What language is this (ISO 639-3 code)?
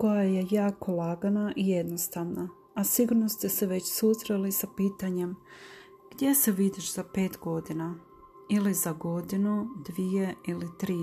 hrv